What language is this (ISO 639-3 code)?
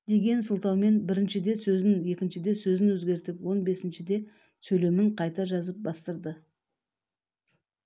kaz